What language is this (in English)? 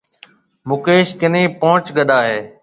Marwari (Pakistan)